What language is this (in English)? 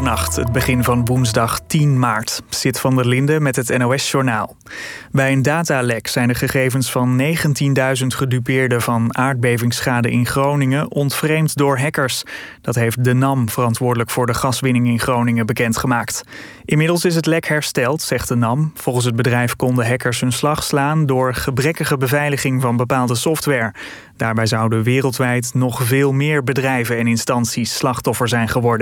Dutch